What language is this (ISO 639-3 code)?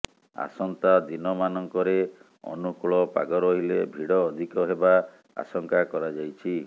ori